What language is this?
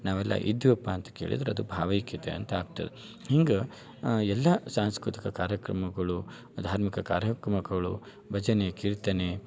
Kannada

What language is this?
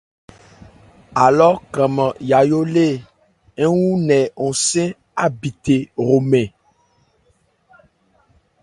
Ebrié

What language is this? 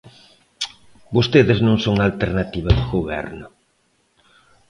Galician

